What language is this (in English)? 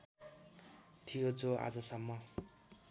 Nepali